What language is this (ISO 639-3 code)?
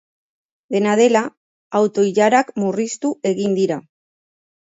eus